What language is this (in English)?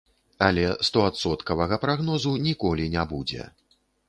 Belarusian